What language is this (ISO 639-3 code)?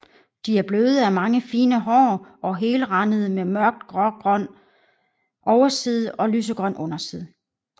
dan